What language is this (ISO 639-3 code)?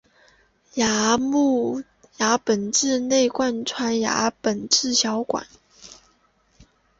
zho